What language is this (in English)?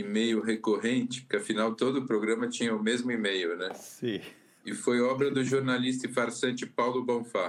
Portuguese